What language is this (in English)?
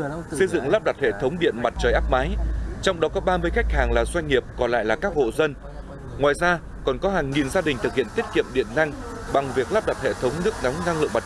Vietnamese